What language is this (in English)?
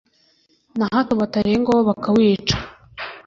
Kinyarwanda